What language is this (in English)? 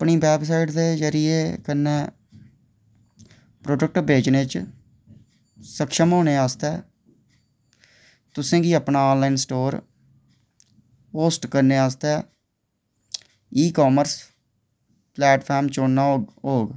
Dogri